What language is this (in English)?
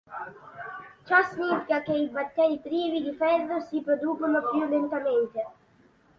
Italian